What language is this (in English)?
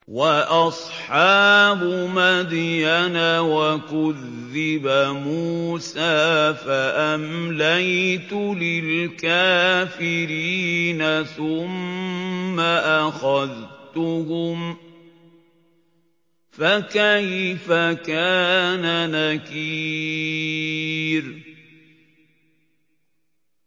Arabic